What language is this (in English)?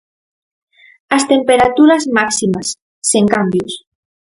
Galician